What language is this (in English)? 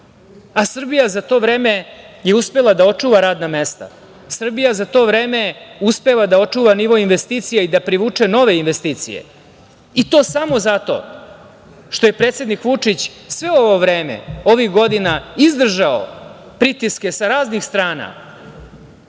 Serbian